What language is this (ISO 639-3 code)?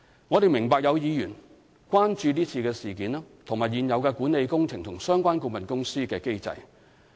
yue